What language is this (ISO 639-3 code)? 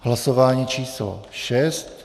ces